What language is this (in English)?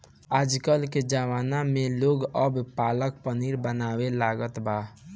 Bhojpuri